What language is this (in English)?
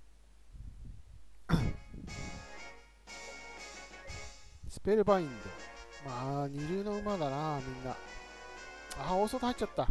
Japanese